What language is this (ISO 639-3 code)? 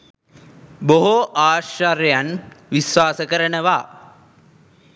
sin